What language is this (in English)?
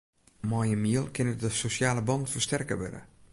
Western Frisian